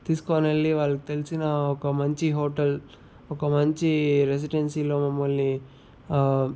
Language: Telugu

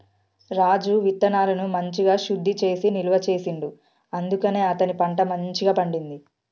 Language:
Telugu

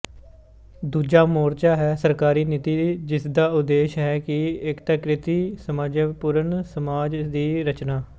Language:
Punjabi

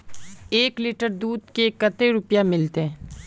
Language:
Magahi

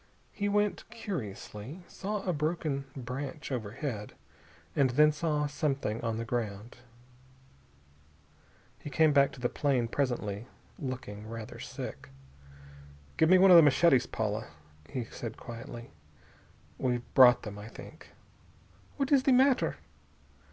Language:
English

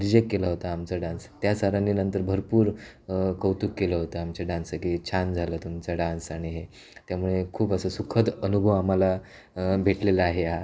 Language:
Marathi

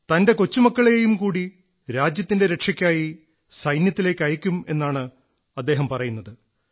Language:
Malayalam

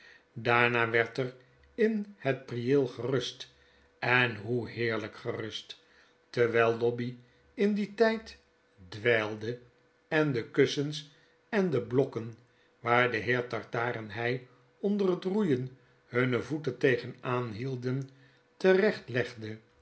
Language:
Dutch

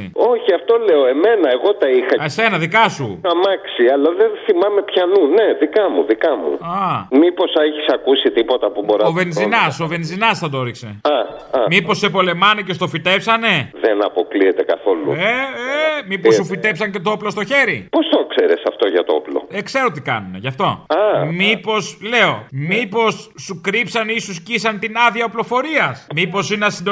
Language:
Greek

